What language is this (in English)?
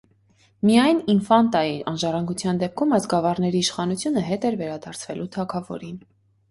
Armenian